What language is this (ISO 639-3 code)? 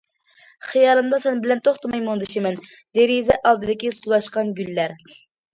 uig